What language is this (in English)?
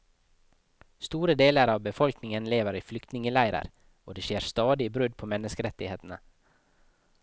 Norwegian